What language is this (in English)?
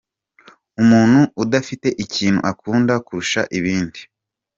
Kinyarwanda